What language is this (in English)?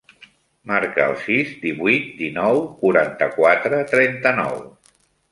Catalan